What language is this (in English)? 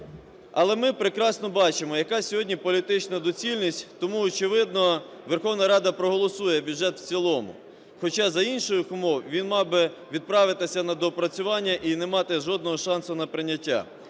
Ukrainian